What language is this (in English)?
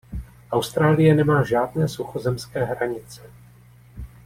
Czech